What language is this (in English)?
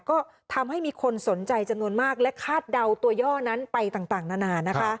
Thai